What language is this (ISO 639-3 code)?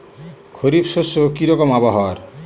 ben